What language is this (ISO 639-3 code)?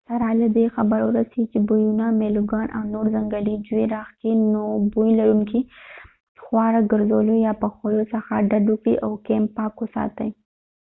pus